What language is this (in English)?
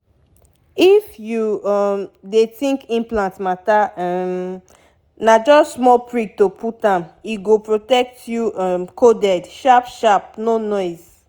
Nigerian Pidgin